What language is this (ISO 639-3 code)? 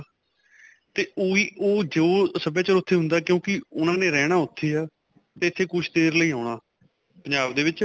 pan